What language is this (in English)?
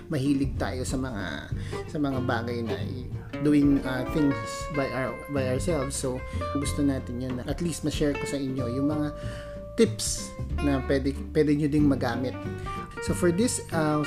Filipino